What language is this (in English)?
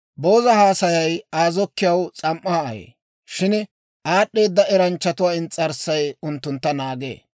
Dawro